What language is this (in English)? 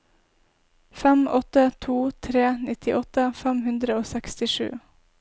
Norwegian